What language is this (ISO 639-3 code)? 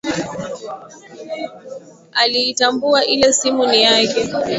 swa